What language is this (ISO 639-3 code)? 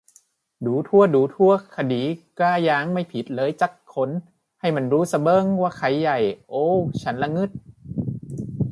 tha